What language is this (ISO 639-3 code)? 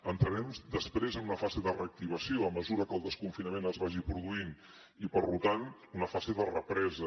cat